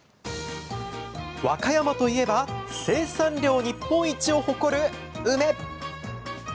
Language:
Japanese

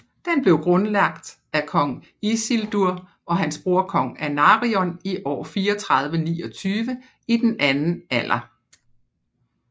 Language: Danish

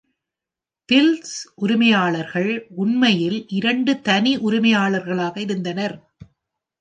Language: Tamil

